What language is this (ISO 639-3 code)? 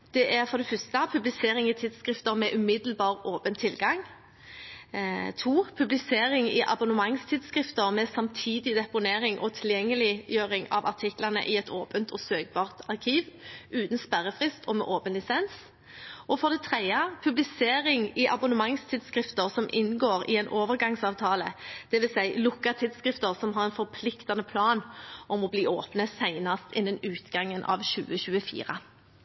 nob